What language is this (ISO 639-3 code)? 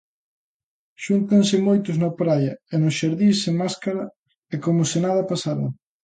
glg